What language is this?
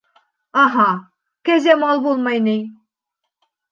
Bashkir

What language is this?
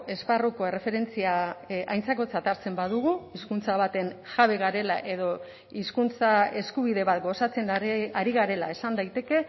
Basque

